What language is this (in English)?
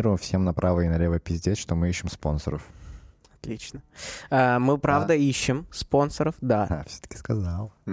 Russian